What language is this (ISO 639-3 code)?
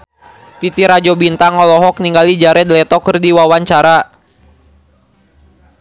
sun